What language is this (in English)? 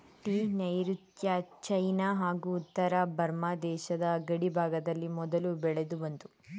Kannada